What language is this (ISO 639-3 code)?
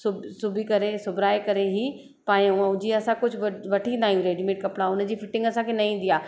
snd